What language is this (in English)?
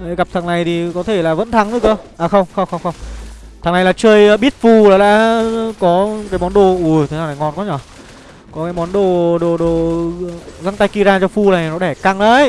Vietnamese